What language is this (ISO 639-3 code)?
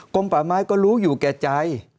tha